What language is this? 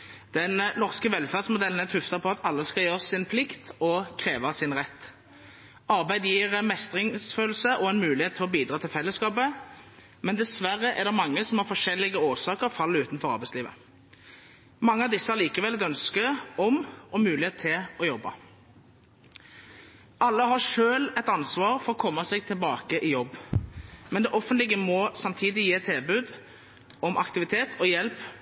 Norwegian Bokmål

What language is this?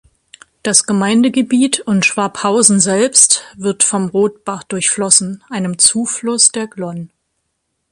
German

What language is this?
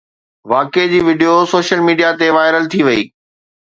Sindhi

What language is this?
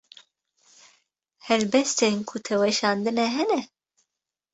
Kurdish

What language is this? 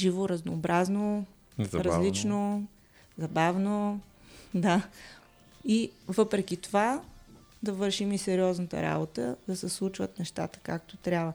Bulgarian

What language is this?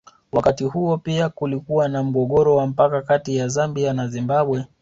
Swahili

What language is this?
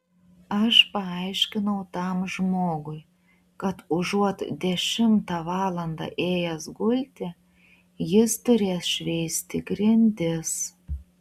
Lithuanian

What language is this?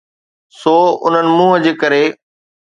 Sindhi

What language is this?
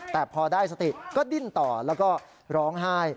Thai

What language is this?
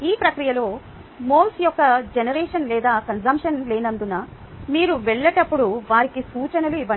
Telugu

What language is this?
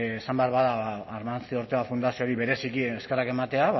Basque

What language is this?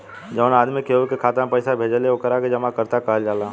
Bhojpuri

